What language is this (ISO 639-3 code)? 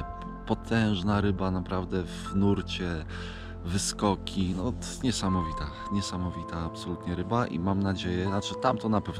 pol